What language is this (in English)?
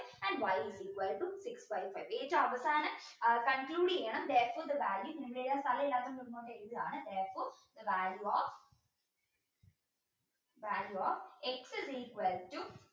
Malayalam